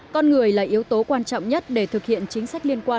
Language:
Vietnamese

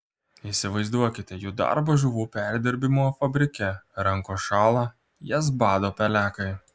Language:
Lithuanian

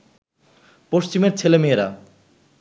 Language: Bangla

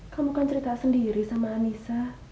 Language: Indonesian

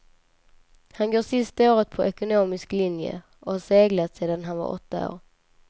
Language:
Swedish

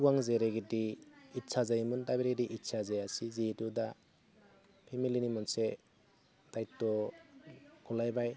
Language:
Bodo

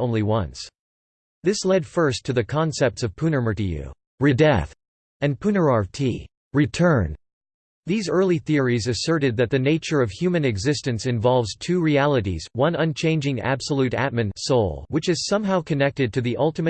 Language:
English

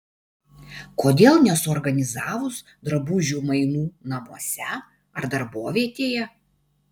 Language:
Lithuanian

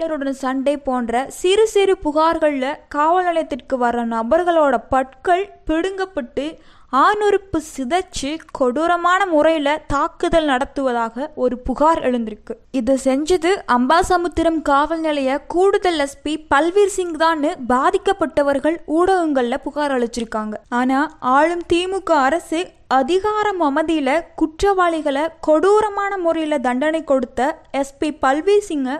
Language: Tamil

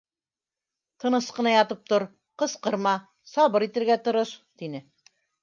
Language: Bashkir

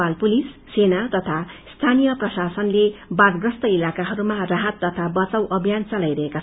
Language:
Nepali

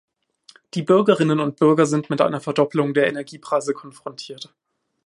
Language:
German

